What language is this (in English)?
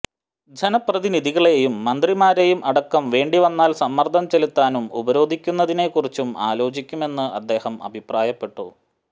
Malayalam